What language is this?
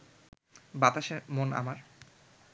Bangla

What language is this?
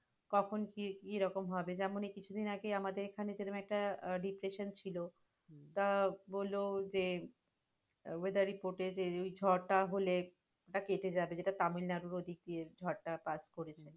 Bangla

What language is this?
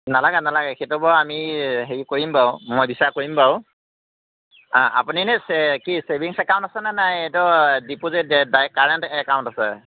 Assamese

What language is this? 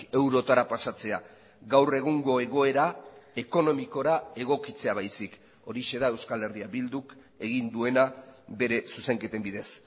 Basque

